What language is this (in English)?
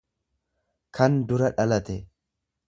Oromo